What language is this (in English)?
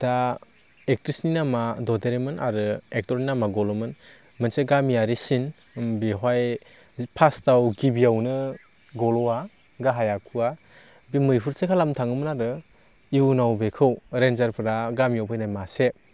Bodo